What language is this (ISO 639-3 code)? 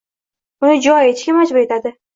uzb